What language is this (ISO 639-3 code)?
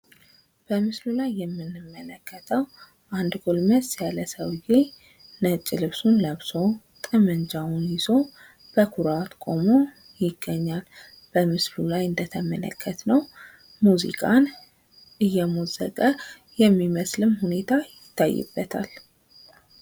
amh